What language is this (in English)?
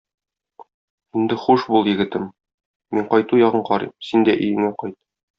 Tatar